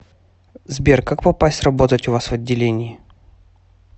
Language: Russian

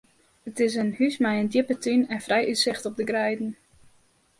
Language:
Western Frisian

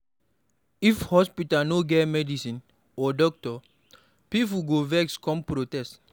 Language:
Nigerian Pidgin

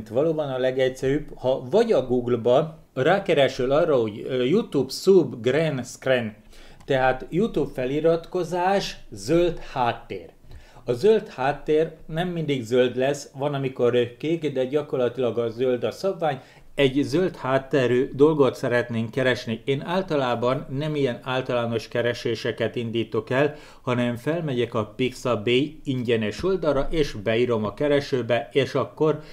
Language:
Hungarian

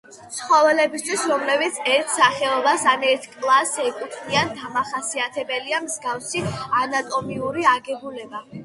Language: Georgian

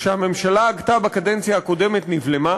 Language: Hebrew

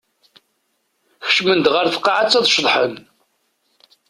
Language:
Kabyle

